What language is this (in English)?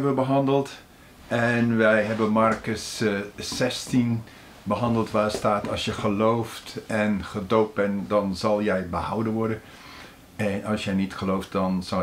Dutch